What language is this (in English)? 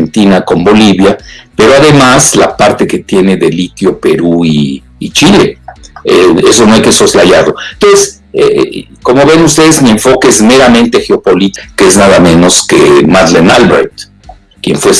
Spanish